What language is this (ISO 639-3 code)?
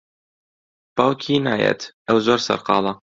ckb